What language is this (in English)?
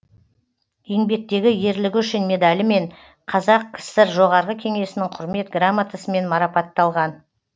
Kazakh